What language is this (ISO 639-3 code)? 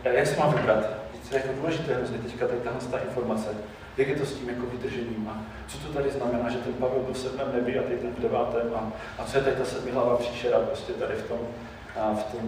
ces